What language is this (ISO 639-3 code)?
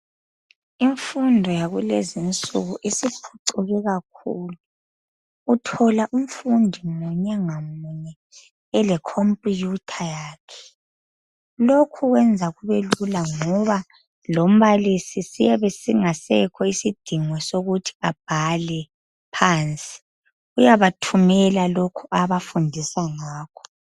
nde